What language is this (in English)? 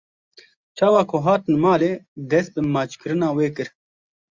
Kurdish